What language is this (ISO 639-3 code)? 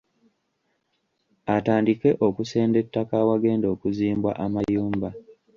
lug